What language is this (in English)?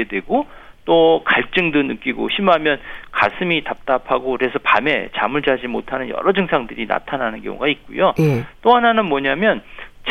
Korean